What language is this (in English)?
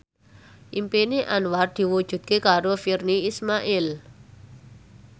Javanese